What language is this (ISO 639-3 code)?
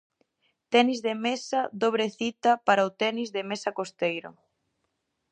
glg